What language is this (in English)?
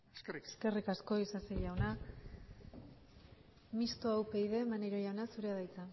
Basque